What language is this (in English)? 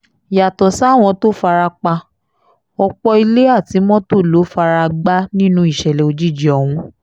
Yoruba